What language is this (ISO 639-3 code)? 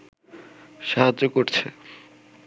ben